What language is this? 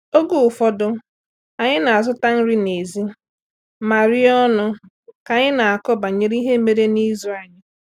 Igbo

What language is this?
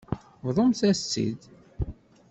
Kabyle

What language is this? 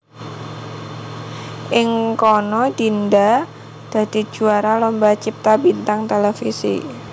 Javanese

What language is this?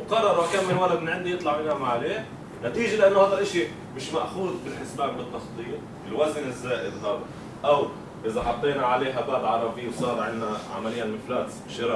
Arabic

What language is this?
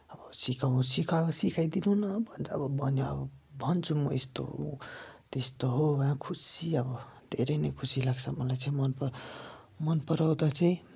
Nepali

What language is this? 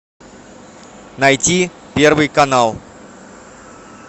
Russian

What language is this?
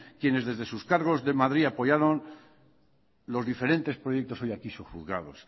Spanish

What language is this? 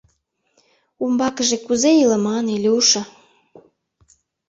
Mari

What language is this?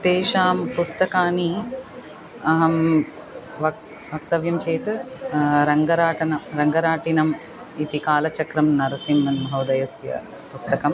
Sanskrit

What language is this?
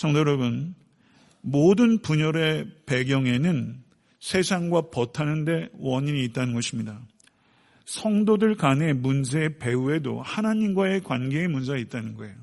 Korean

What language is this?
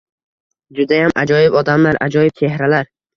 Uzbek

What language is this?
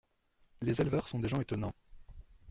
French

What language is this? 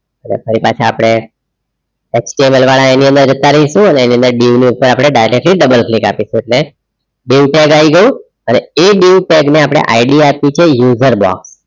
Gujarati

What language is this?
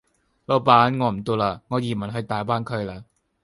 Cantonese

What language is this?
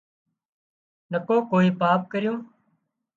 Wadiyara Koli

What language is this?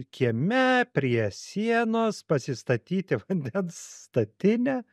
Lithuanian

